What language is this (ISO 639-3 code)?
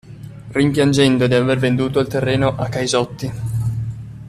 ita